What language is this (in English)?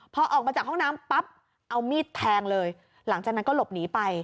Thai